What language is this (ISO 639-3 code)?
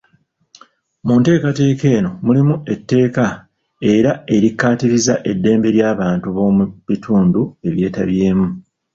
lug